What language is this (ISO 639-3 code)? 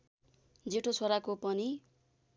nep